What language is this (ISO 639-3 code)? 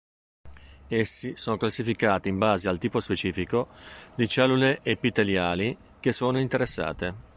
ita